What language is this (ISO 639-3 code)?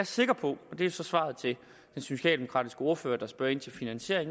dan